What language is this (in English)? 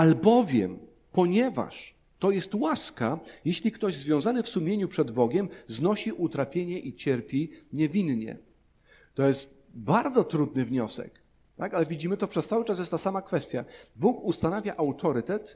Polish